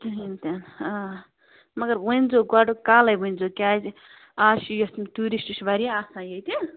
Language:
Kashmiri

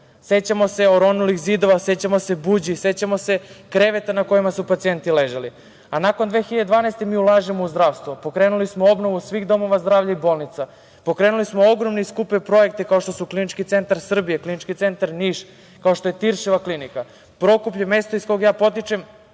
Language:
Serbian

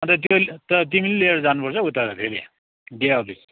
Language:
Nepali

